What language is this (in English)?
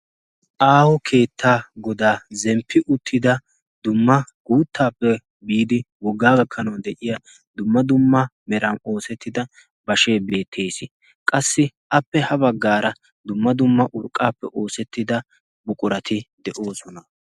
Wolaytta